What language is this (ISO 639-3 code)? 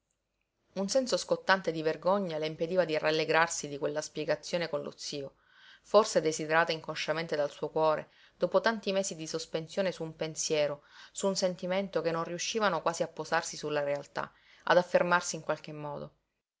ita